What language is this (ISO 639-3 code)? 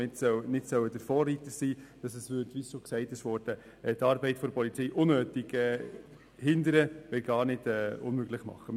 gsw